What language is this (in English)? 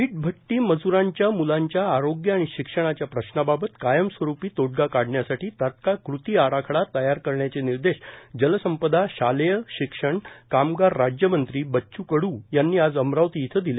Marathi